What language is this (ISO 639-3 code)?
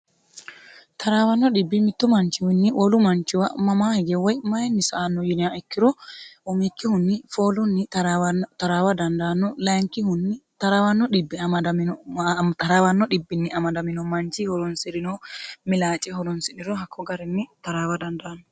sid